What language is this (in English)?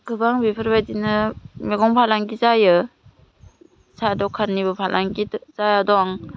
Bodo